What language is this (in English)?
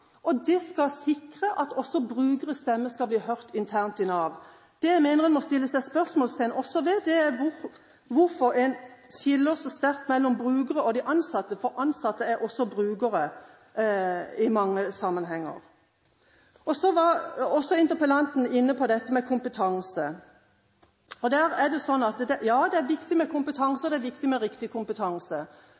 Norwegian Bokmål